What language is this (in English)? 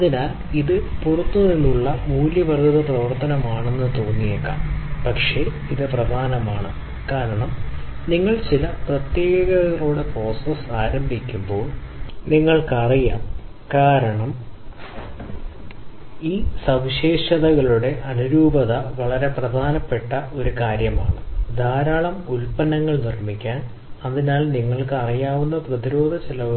Malayalam